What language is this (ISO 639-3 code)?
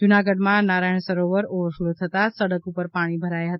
guj